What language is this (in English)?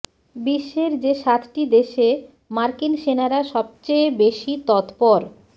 Bangla